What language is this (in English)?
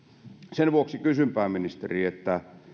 Finnish